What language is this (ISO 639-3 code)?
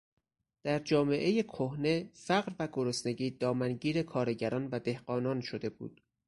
fas